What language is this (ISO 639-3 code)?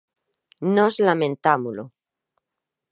glg